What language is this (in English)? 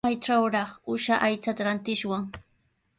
Sihuas Ancash Quechua